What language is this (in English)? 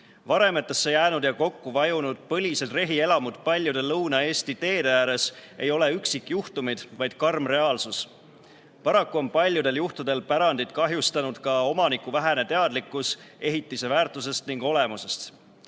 Estonian